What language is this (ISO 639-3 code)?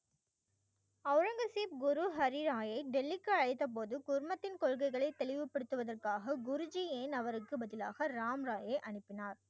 tam